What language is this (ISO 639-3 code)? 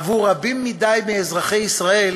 heb